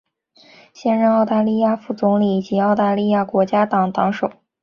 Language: Chinese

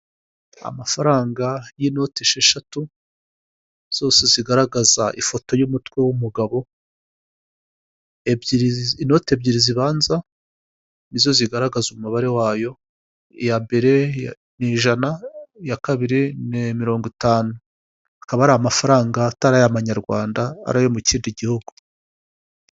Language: Kinyarwanda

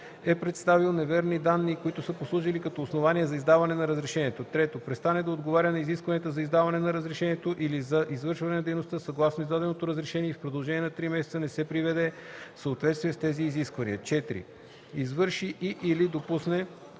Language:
Bulgarian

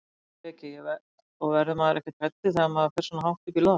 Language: Icelandic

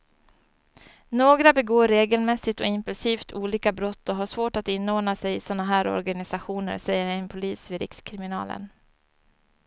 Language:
Swedish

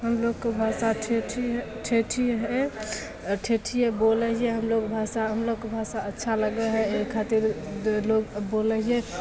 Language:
Maithili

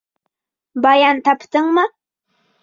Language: Bashkir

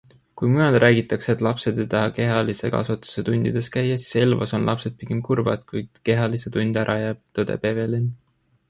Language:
Estonian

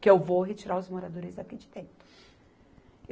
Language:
Portuguese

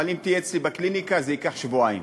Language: Hebrew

